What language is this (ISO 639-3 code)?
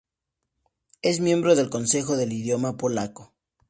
spa